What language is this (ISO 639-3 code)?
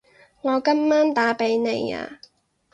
yue